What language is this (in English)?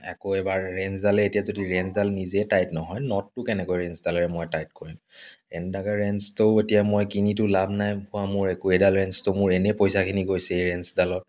Assamese